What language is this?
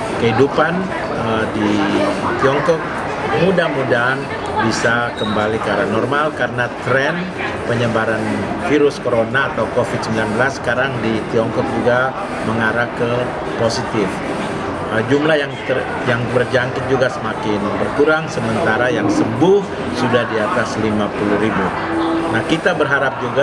Indonesian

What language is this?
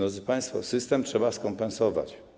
Polish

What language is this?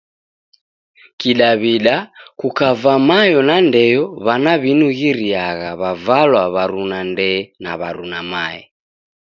Taita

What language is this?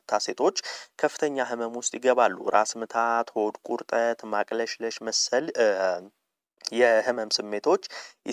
Arabic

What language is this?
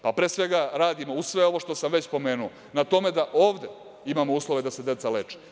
Serbian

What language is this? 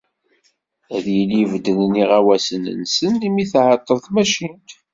Kabyle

